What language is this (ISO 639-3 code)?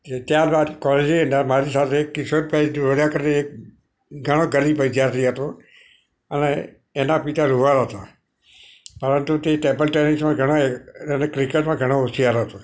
guj